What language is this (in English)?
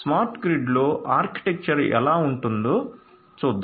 Telugu